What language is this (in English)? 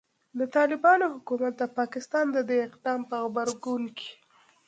Pashto